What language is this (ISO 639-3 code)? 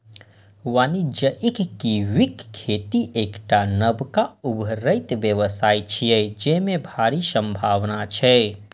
mai